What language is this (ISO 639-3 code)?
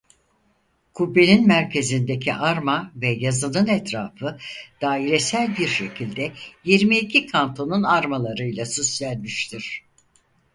tur